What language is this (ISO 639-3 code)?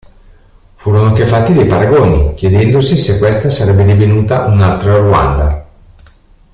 ita